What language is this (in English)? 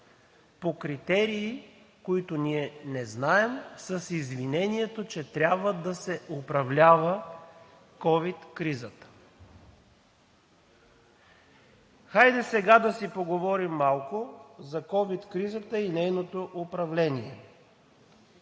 Bulgarian